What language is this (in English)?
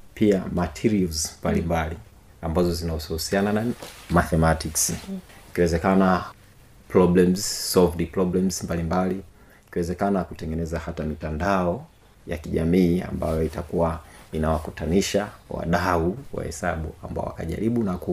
Swahili